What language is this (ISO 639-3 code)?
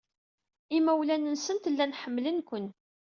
kab